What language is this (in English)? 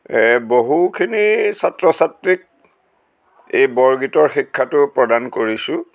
Assamese